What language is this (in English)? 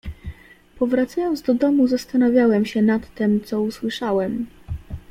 Polish